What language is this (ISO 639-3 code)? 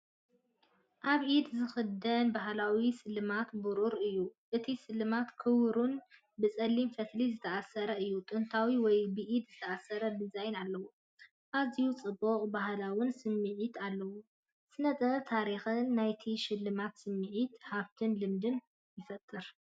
tir